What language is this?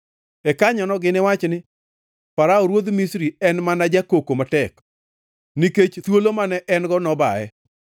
Luo (Kenya and Tanzania)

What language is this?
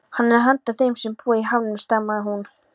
Icelandic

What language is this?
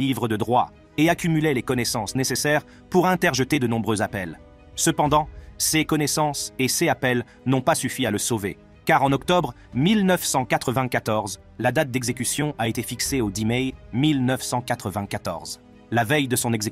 French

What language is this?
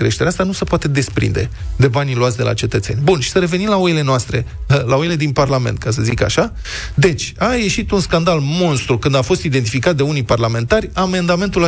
Romanian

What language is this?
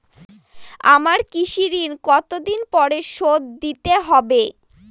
Bangla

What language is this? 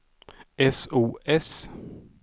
Swedish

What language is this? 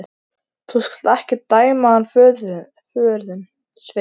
Icelandic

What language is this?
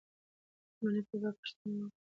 Pashto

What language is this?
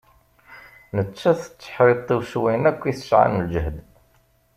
Kabyle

